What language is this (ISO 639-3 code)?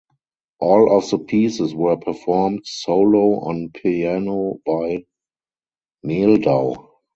eng